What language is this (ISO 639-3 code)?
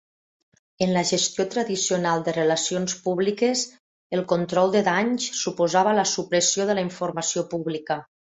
cat